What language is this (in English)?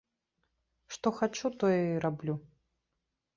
Belarusian